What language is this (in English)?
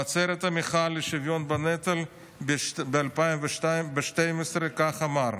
Hebrew